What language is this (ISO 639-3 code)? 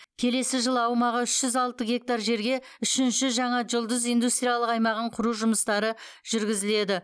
kaz